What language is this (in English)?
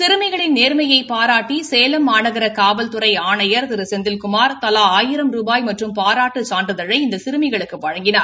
Tamil